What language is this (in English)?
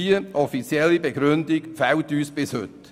Swiss German